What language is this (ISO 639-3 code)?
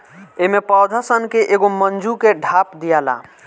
bho